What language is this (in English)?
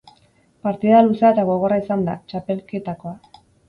Basque